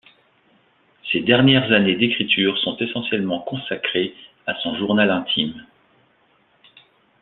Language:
French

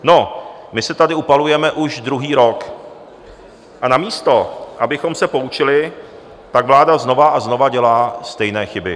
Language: Czech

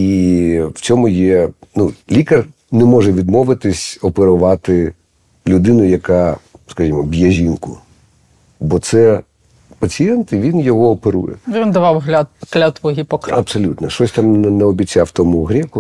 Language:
Ukrainian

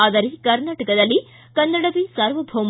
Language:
Kannada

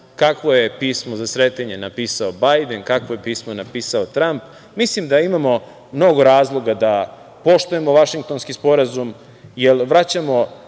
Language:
Serbian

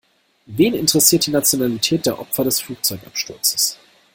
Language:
German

